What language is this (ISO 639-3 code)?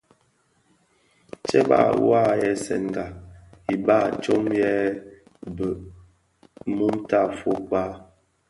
ksf